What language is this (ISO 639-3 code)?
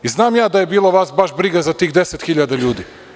srp